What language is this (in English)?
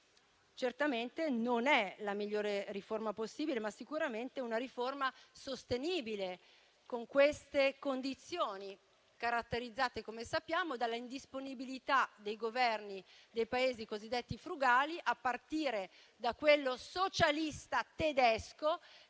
Italian